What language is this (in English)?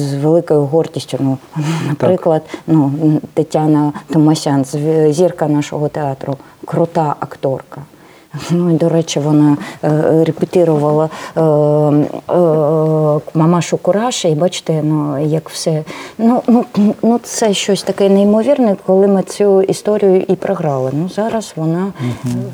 Ukrainian